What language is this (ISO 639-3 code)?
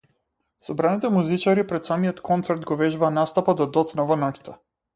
mkd